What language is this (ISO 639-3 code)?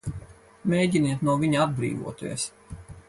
lav